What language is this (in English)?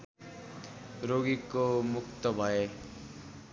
Nepali